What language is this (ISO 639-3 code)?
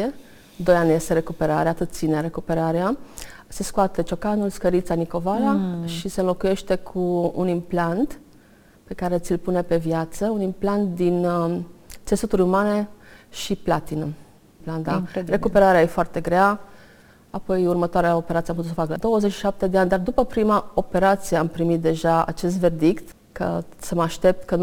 ron